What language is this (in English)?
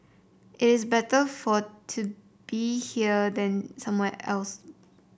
English